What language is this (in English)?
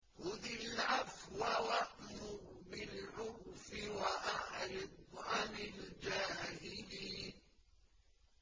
Arabic